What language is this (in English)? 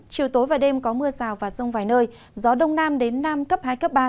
Vietnamese